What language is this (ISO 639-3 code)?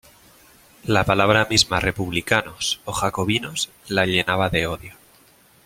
spa